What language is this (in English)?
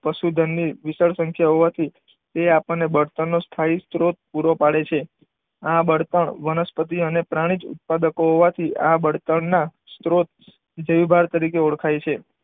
Gujarati